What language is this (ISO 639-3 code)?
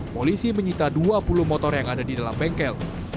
ind